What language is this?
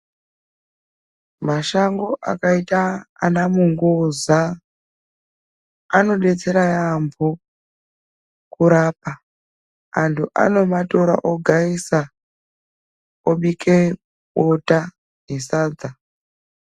Ndau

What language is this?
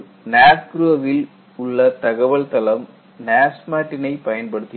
Tamil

